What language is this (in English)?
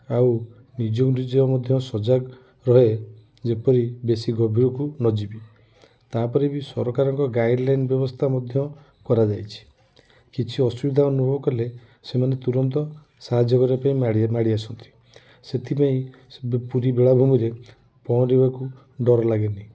Odia